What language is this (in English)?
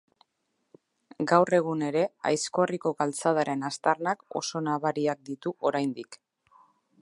Basque